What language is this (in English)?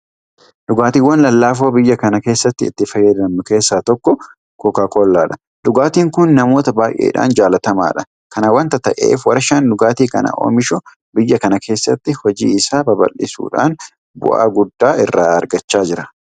Oromo